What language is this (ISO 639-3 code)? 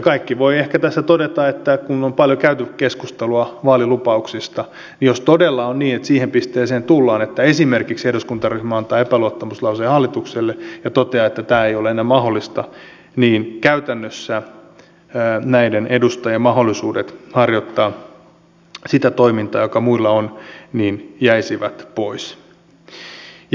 fin